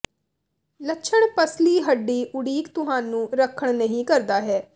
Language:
Punjabi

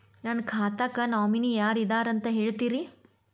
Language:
Kannada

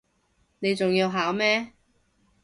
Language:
Cantonese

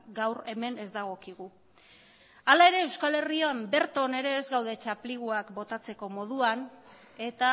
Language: Basque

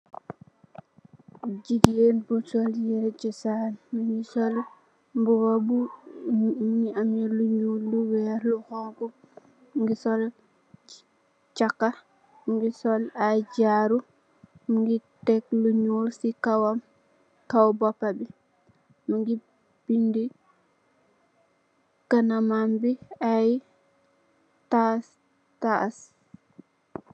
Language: Wolof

